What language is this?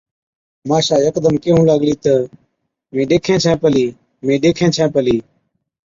Od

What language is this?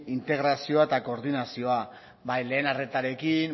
Basque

